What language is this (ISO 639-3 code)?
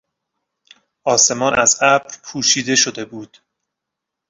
fas